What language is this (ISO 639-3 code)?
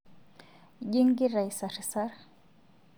mas